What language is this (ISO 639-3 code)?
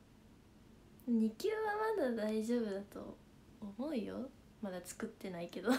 jpn